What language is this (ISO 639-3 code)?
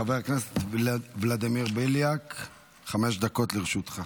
heb